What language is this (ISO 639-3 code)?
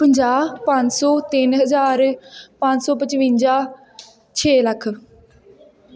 pan